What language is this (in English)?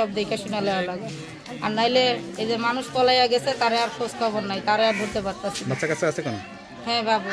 Romanian